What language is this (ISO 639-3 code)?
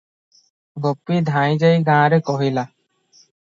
ori